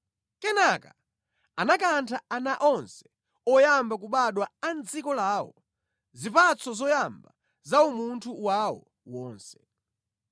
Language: Nyanja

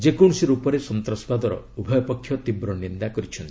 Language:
Odia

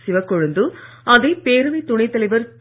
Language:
Tamil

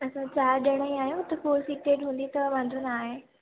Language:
Sindhi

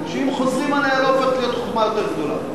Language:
Hebrew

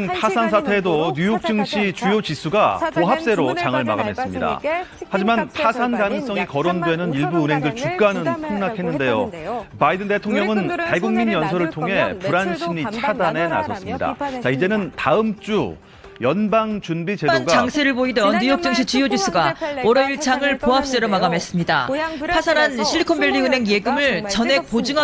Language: Korean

